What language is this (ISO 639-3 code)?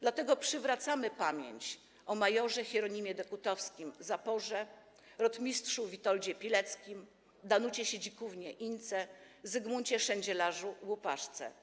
pol